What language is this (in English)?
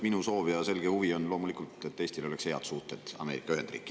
Estonian